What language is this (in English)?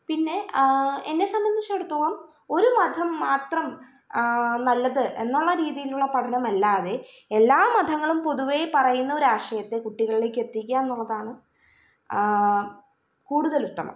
Malayalam